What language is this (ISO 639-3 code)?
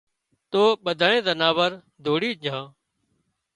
kxp